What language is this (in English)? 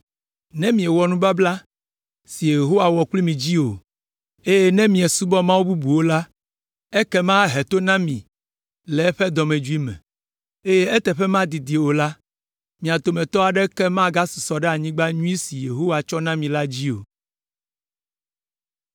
Ewe